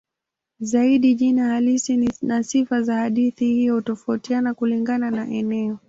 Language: Swahili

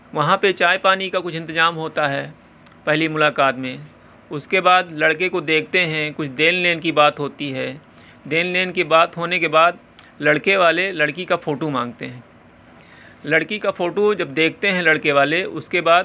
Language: Urdu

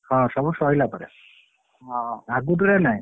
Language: Odia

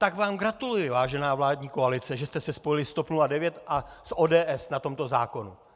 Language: Czech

